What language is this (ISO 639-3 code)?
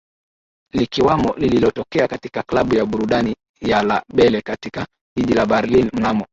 swa